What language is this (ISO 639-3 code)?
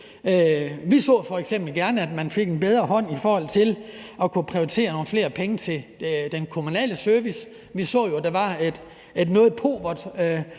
dan